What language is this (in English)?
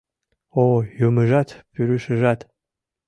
Mari